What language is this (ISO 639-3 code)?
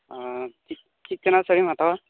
sat